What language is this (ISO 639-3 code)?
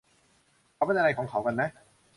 tha